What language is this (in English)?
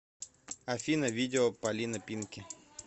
Russian